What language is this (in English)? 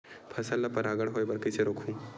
Chhattisgarhi